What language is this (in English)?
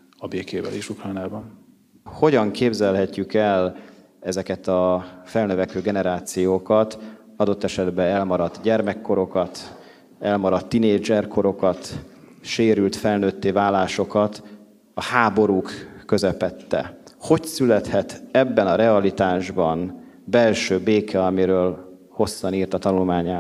Hungarian